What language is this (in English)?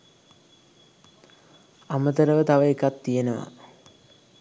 Sinhala